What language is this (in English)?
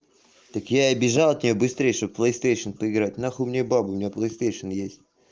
Russian